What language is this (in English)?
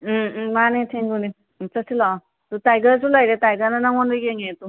Manipuri